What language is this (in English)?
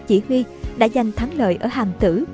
Vietnamese